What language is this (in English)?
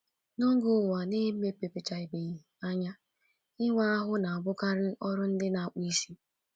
Igbo